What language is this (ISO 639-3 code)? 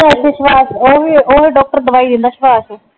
pan